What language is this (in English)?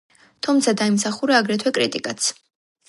Georgian